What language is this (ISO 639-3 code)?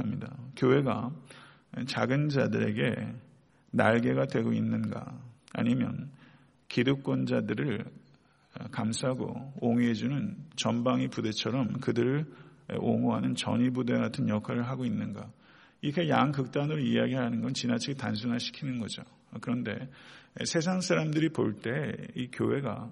kor